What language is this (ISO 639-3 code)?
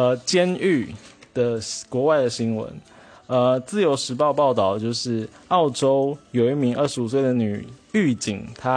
zho